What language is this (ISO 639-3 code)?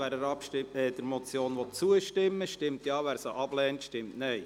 gsw